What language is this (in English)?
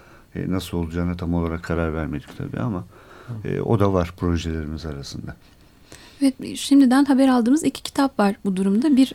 Turkish